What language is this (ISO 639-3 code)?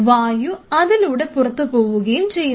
mal